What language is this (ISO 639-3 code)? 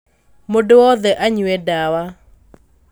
kik